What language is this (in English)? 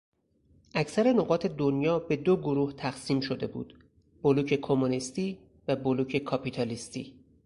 Persian